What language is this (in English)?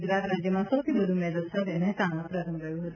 Gujarati